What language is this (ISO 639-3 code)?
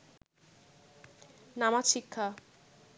ben